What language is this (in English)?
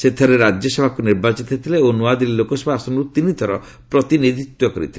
Odia